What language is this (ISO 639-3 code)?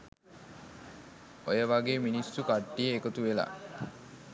sin